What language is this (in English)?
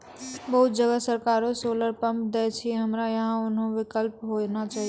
Maithili